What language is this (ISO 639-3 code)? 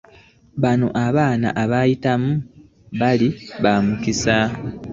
lug